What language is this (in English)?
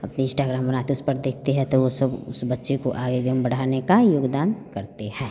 Hindi